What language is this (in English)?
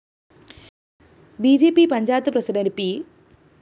Malayalam